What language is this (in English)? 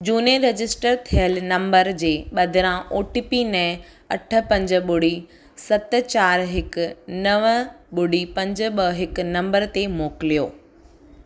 Sindhi